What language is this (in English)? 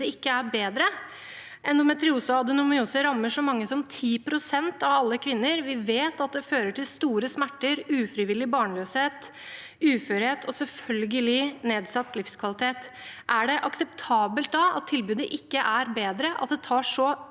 Norwegian